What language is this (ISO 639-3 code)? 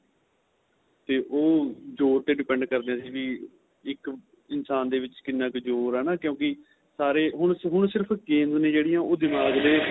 pan